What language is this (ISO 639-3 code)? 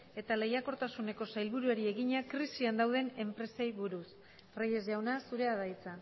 eus